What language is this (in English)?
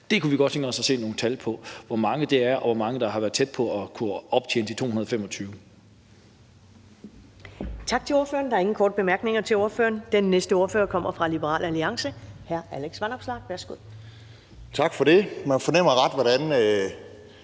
Danish